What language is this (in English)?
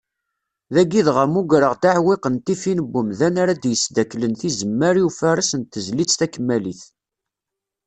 Kabyle